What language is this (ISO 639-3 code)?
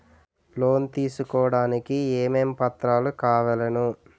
tel